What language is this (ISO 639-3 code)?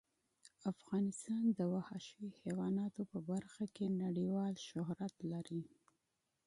pus